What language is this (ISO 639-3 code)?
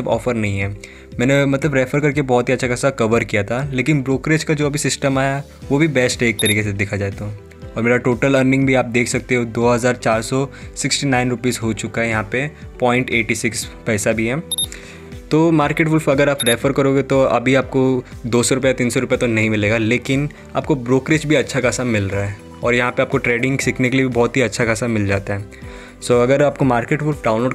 hin